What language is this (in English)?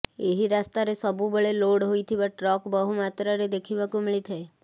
Odia